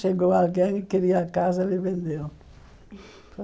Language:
Portuguese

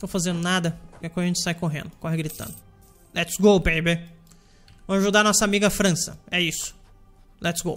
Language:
Portuguese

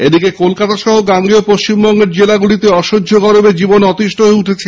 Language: Bangla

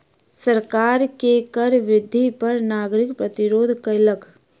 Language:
Maithili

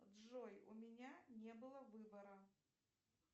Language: Russian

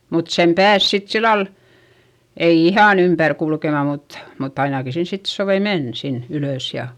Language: Finnish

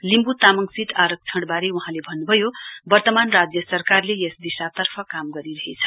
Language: Nepali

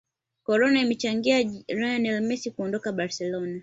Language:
Swahili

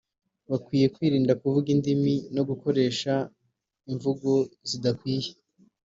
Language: Kinyarwanda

